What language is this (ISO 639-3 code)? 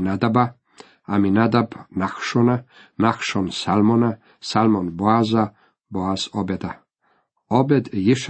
hrv